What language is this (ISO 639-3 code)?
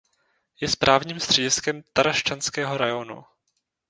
ces